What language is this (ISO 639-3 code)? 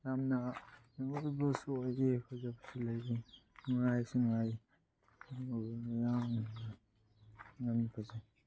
mni